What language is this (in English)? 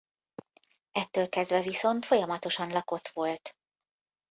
Hungarian